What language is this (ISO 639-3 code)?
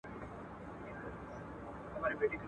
pus